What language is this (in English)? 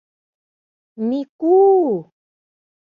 Mari